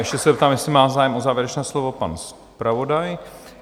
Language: Czech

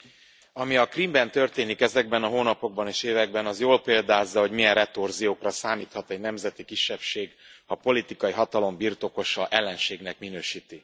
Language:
Hungarian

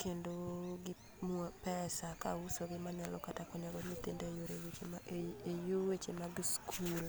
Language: Luo (Kenya and Tanzania)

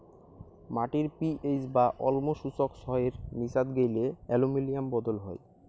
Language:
Bangla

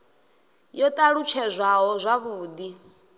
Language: Venda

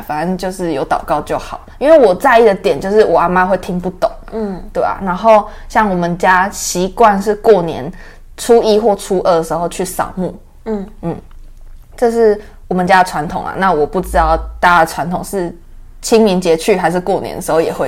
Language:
Chinese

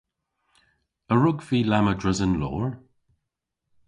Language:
Cornish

